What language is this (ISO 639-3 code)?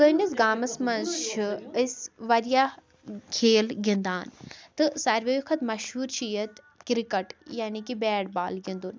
kas